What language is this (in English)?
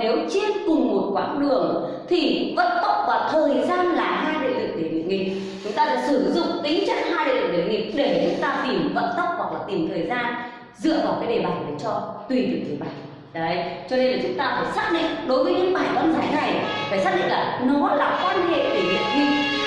Vietnamese